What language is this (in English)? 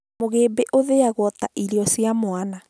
Kikuyu